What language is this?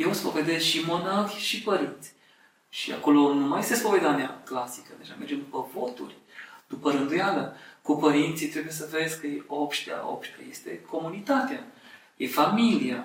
Romanian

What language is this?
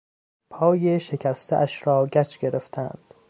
Persian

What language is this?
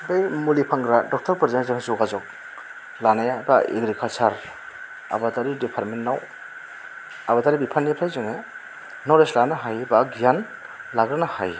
Bodo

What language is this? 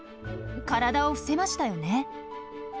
Japanese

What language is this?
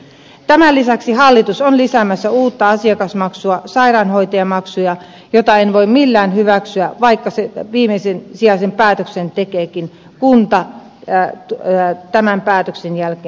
Finnish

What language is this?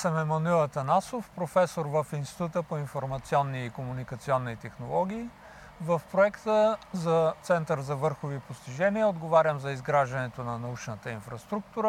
Bulgarian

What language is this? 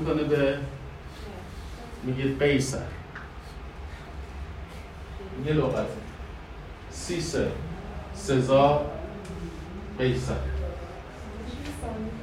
Persian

